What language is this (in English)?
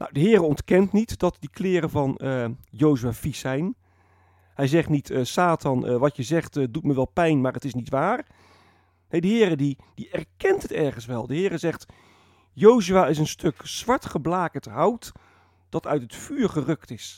Dutch